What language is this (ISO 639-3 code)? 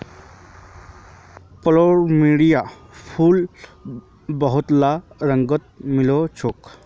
mag